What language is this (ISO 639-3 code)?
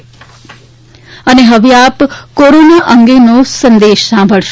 guj